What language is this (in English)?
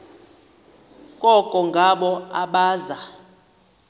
Xhosa